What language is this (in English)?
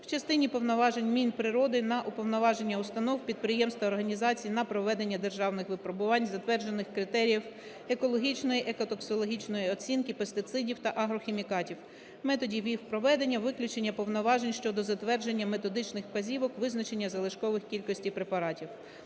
Ukrainian